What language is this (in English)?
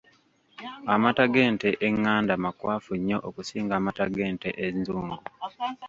Ganda